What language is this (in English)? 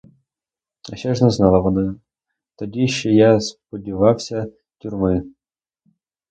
Ukrainian